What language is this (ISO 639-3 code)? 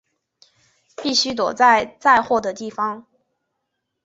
zho